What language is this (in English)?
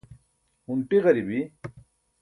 Burushaski